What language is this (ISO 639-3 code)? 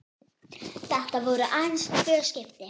isl